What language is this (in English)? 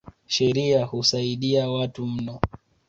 Swahili